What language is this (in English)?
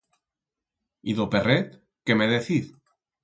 Aragonese